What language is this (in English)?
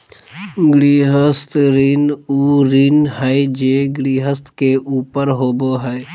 Magahi